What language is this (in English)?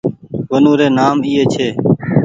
Goaria